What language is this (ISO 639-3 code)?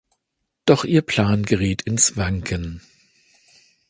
deu